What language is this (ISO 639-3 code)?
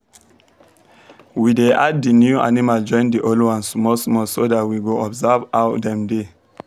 pcm